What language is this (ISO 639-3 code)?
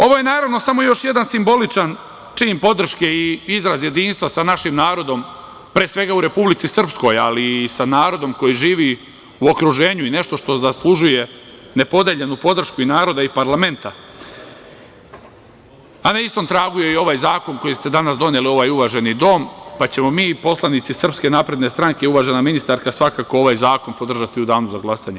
srp